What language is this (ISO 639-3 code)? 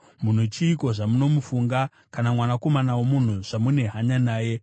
sna